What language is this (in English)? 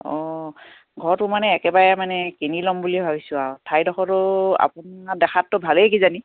Assamese